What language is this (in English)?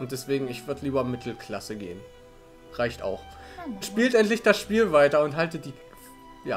German